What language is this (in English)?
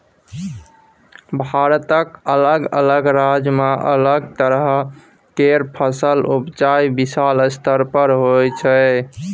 Maithili